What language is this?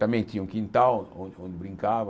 Portuguese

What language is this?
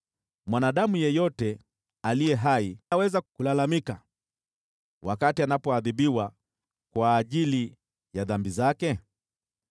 Swahili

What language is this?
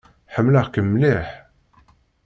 Kabyle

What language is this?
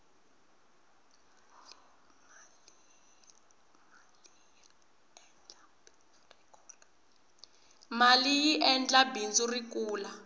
Tsonga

